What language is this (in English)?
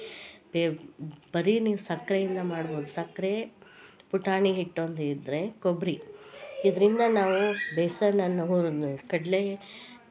Kannada